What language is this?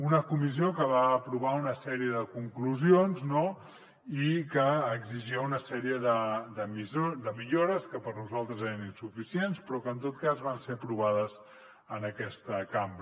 Catalan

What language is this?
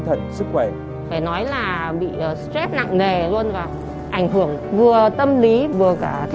Vietnamese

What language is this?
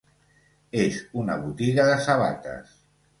Catalan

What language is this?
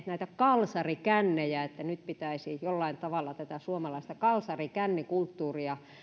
Finnish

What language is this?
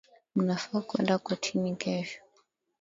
Swahili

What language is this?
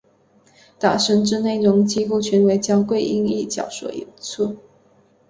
Chinese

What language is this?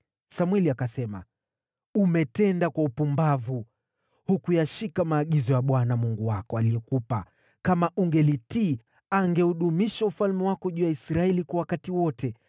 Swahili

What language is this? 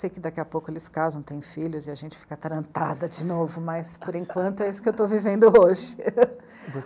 Portuguese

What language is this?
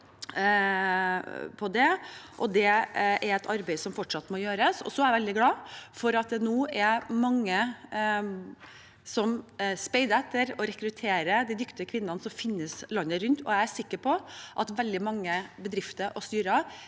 Norwegian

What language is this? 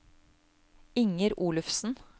Norwegian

